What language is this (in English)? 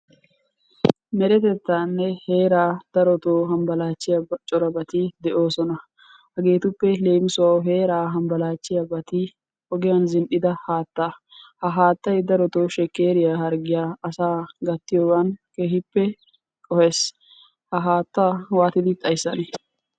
Wolaytta